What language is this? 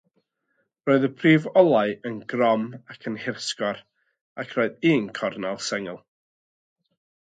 Welsh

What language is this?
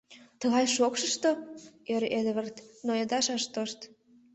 Mari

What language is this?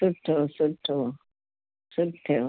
Sindhi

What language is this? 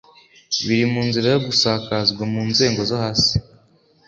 Kinyarwanda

